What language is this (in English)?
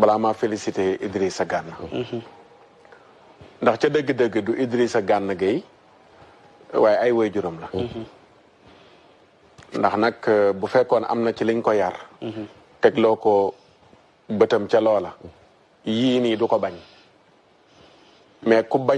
Indonesian